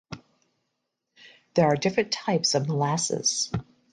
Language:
English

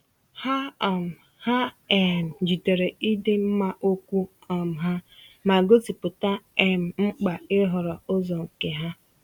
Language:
Igbo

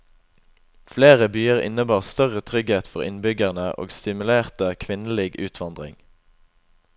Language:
Norwegian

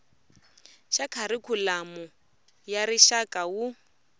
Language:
Tsonga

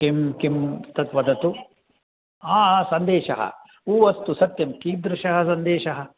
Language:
Sanskrit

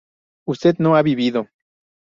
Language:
Spanish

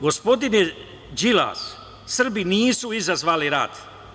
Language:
Serbian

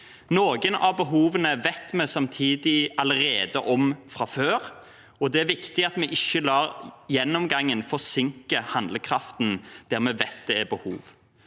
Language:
Norwegian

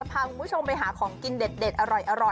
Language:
Thai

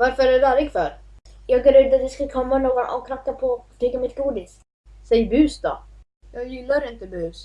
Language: Swedish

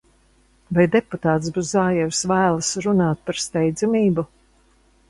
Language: Latvian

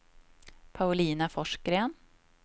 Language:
Swedish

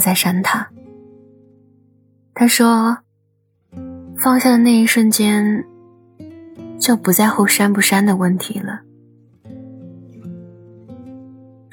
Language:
Chinese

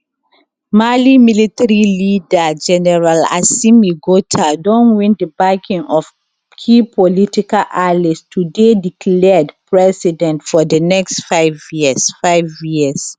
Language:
Nigerian Pidgin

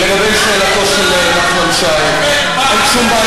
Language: Hebrew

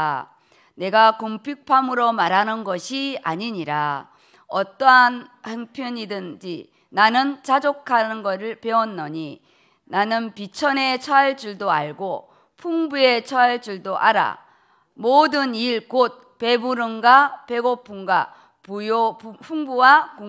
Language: Korean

